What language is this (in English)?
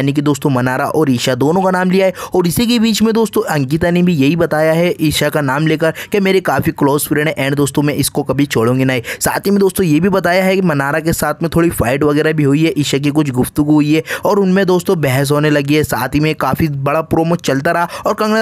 Hindi